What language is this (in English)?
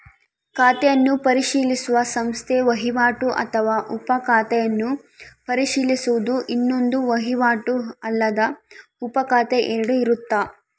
Kannada